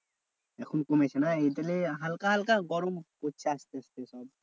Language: Bangla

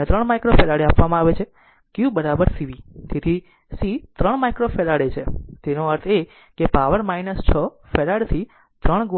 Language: Gujarati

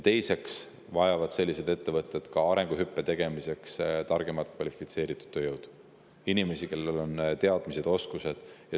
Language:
Estonian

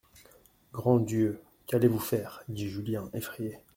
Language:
French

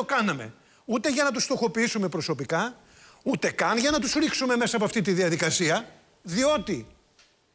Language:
Greek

